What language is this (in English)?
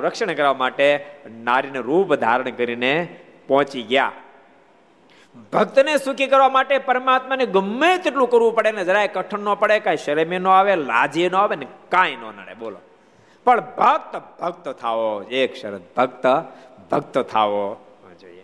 Gujarati